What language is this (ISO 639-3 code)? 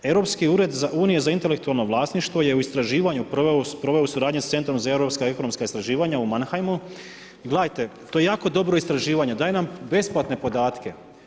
hrv